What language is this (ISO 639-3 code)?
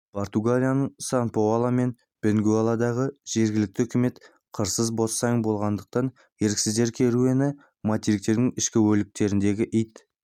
kaz